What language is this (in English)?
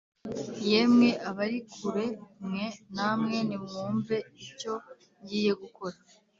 Kinyarwanda